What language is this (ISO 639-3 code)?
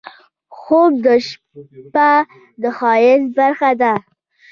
pus